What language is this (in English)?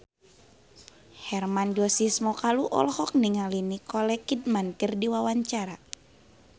Sundanese